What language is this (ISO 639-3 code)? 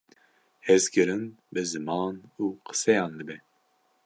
kur